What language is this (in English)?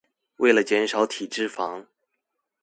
Chinese